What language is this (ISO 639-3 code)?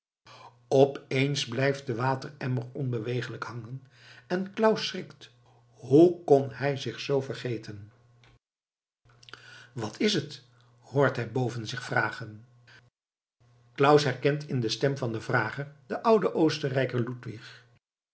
nld